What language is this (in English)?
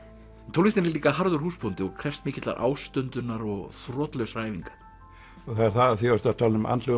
Icelandic